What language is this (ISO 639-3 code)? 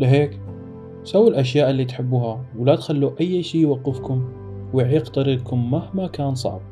ara